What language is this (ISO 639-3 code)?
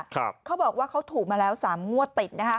tha